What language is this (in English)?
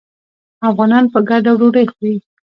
Pashto